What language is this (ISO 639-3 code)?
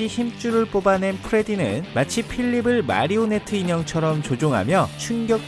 kor